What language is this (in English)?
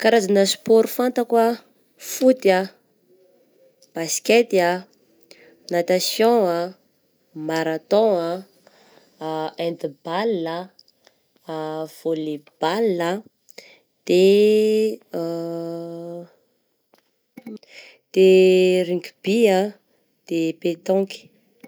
Southern Betsimisaraka Malagasy